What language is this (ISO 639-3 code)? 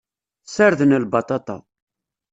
kab